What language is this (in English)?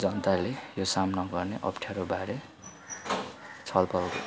Nepali